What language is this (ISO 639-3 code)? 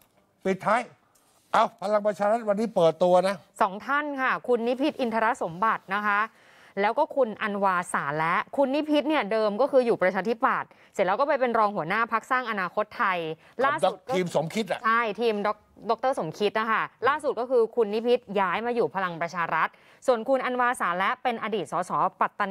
tha